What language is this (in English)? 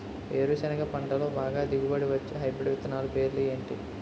Telugu